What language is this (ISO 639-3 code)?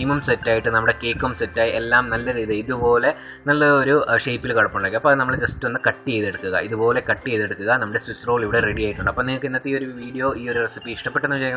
mal